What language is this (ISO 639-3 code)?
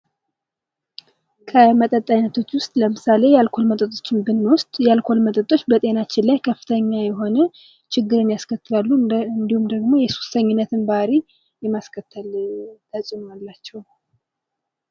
amh